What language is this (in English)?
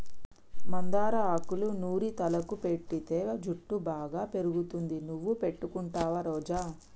Telugu